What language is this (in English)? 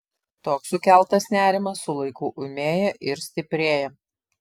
Lithuanian